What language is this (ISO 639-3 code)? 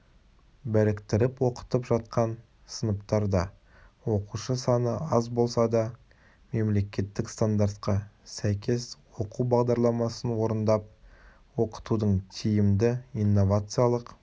kaz